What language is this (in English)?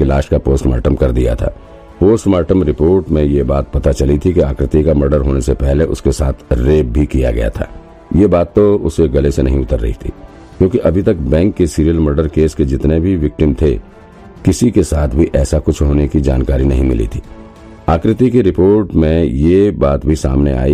Hindi